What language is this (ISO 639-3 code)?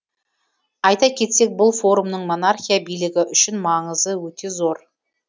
kaz